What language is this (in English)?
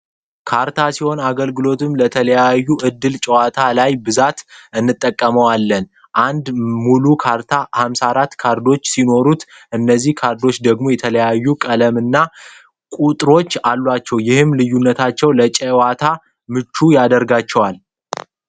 Amharic